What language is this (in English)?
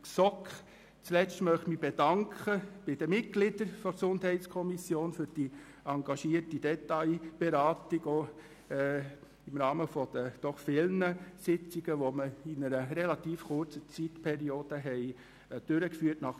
Swiss German